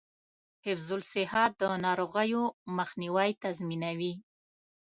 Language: Pashto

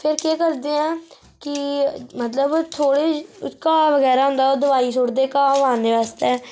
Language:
Dogri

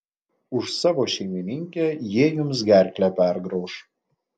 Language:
Lithuanian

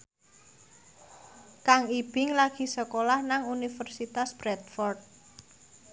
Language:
Javanese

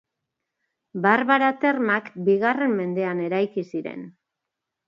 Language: Basque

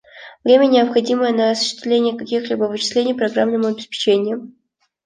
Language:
Russian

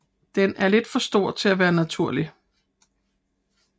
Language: Danish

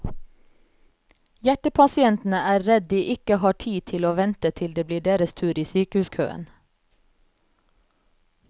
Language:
Norwegian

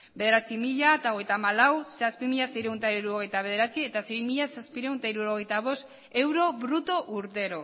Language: Basque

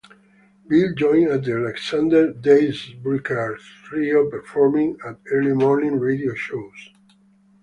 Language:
English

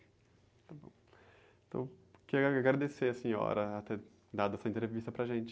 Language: Portuguese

